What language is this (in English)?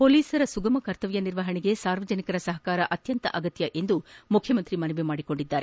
Kannada